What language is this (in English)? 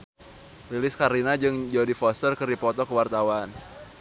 Sundanese